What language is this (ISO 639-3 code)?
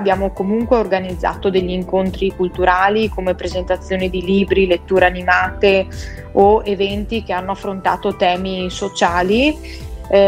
ita